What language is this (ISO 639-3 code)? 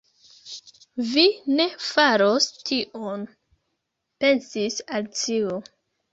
epo